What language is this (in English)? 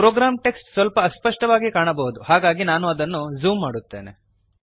Kannada